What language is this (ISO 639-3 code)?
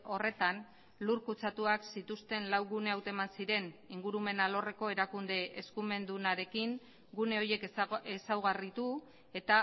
eus